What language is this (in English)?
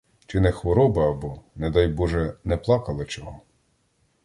Ukrainian